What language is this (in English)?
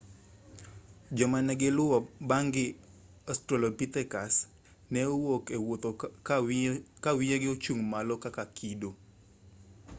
Luo (Kenya and Tanzania)